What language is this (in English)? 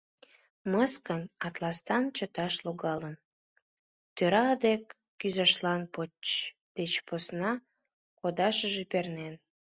Mari